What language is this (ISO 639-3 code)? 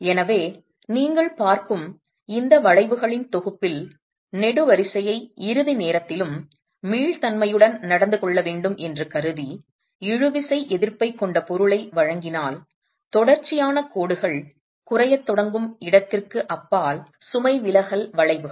tam